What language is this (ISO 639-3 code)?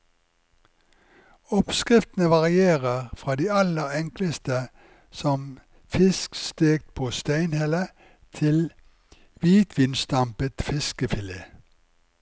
nor